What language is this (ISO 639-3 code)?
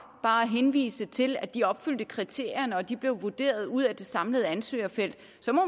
dan